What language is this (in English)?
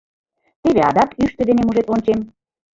Mari